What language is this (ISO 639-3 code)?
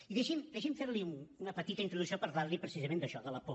cat